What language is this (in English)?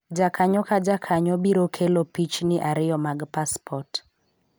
Luo (Kenya and Tanzania)